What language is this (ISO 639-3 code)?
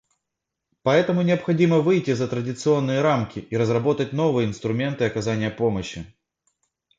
rus